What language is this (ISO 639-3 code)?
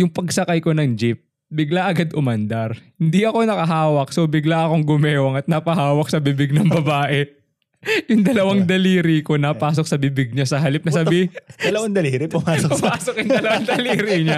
fil